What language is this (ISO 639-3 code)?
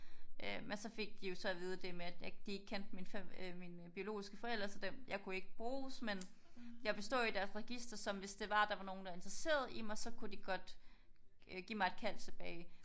dan